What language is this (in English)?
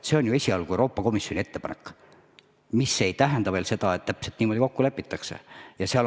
Estonian